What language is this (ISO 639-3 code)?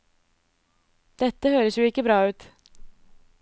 nor